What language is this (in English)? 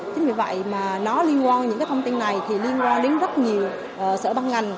Vietnamese